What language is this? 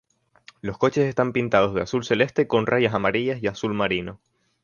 Spanish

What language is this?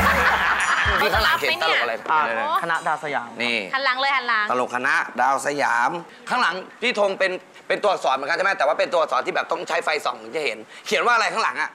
Thai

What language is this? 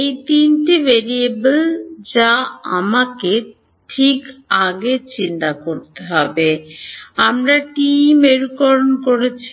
Bangla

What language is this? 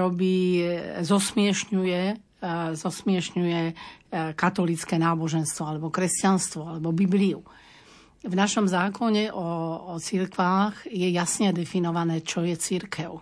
Slovak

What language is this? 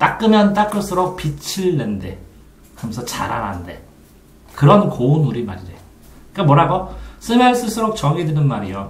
Korean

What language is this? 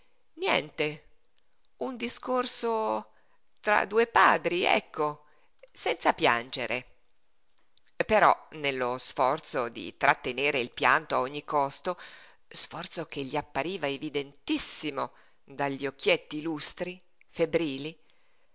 Italian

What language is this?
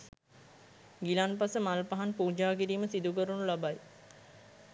Sinhala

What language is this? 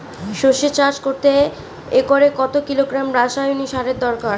Bangla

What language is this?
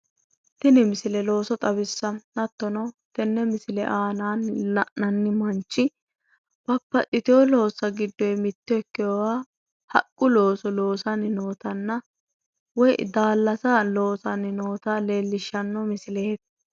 Sidamo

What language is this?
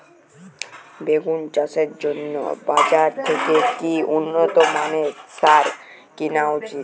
Bangla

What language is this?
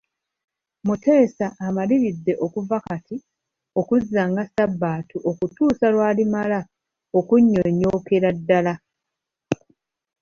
Ganda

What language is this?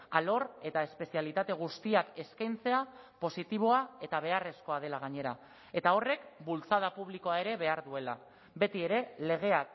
Basque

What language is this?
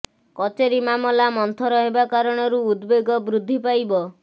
Odia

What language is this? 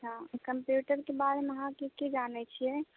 Maithili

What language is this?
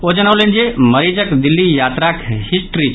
Maithili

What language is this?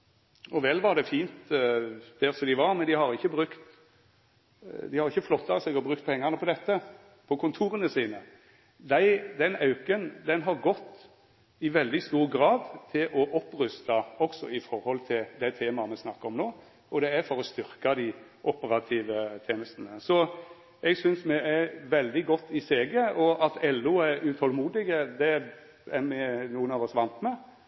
Norwegian Nynorsk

